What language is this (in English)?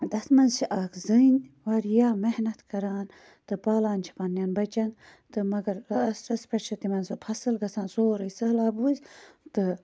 Kashmiri